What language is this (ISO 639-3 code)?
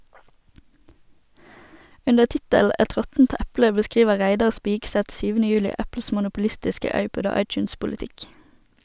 nor